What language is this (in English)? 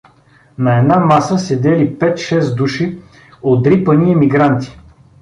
Bulgarian